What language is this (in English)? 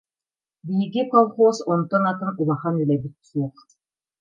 Yakut